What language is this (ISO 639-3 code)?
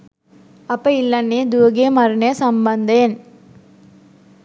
sin